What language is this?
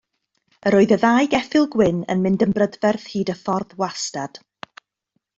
Welsh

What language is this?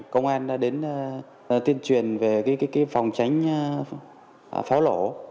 Vietnamese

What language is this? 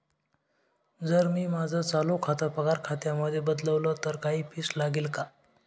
Marathi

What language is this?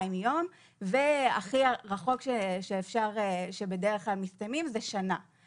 Hebrew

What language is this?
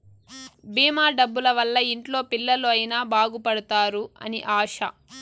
Telugu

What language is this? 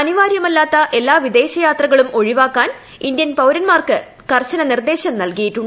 Malayalam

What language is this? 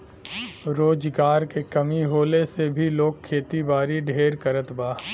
Bhojpuri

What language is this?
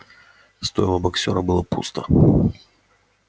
Russian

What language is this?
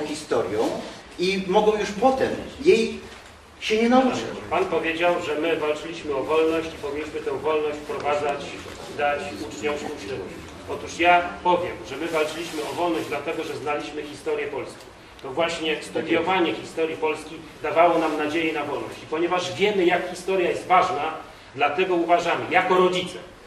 Polish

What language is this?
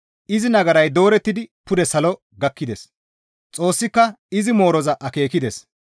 Gamo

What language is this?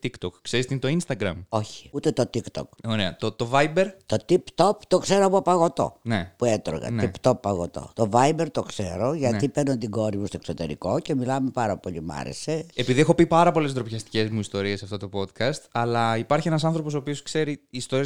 Greek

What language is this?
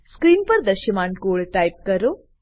Gujarati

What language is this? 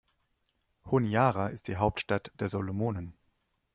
German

